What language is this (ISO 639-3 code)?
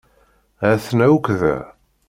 kab